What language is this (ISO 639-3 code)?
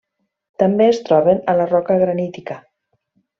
cat